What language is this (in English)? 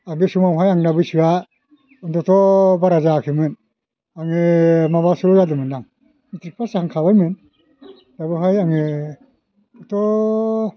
Bodo